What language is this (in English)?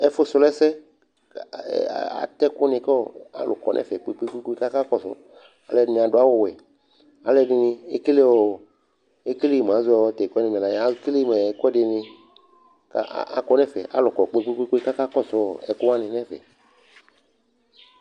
Ikposo